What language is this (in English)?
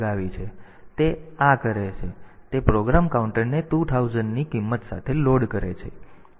Gujarati